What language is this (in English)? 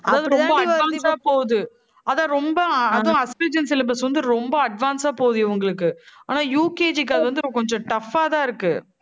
Tamil